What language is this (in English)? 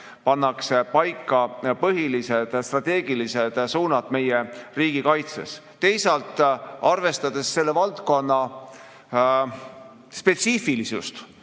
Estonian